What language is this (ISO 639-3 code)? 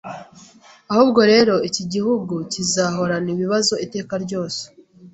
kin